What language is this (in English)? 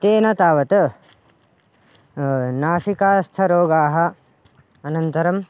Sanskrit